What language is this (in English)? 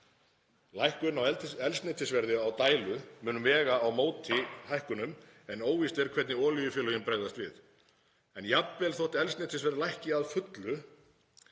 Icelandic